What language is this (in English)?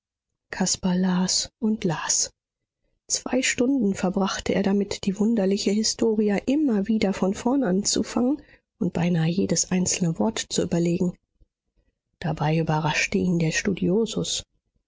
German